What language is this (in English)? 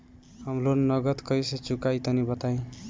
Bhojpuri